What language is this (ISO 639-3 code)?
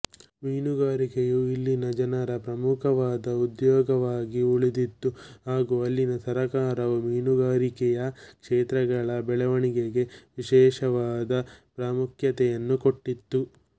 kan